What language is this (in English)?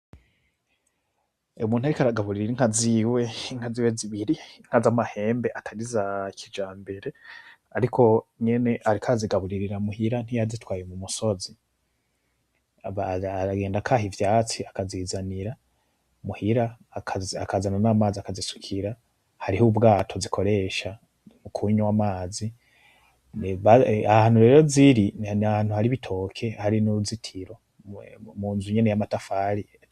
Rundi